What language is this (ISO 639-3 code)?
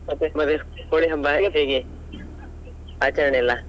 kan